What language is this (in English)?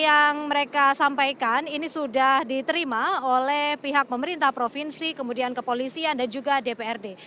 Indonesian